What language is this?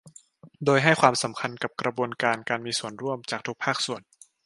Thai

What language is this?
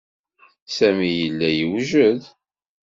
Kabyle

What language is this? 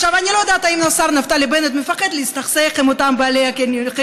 Hebrew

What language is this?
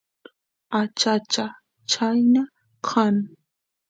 Santiago del Estero Quichua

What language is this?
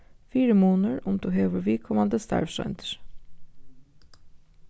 Faroese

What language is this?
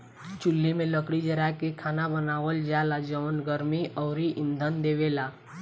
Bhojpuri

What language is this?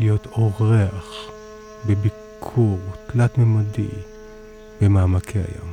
Hebrew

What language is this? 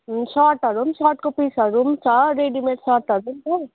Nepali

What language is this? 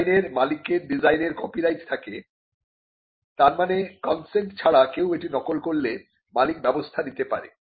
Bangla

